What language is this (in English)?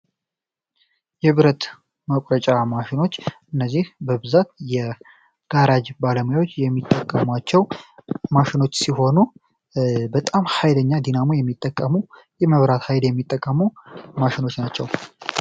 Amharic